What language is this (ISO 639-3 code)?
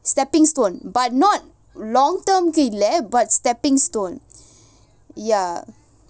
eng